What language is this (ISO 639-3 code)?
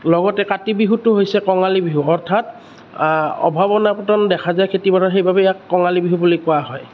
asm